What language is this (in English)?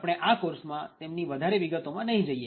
Gujarati